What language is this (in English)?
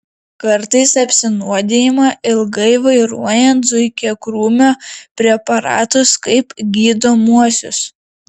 Lithuanian